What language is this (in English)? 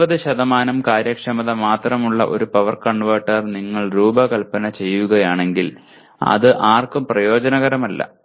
Malayalam